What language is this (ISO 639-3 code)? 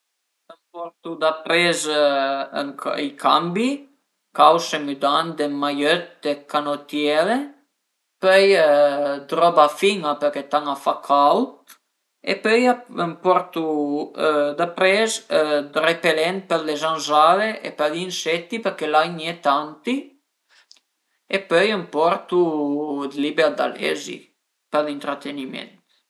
pms